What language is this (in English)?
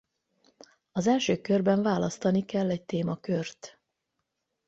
Hungarian